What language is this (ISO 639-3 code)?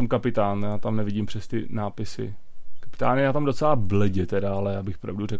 ces